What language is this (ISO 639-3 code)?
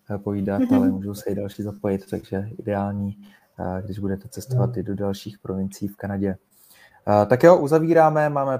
ces